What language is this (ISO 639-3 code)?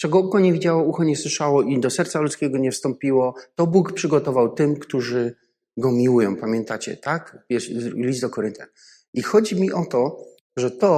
pol